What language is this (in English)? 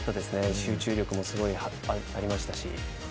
Japanese